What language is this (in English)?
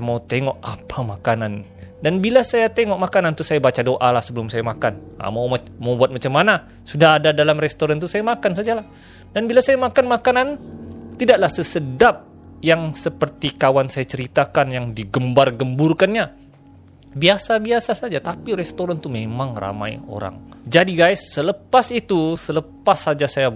Malay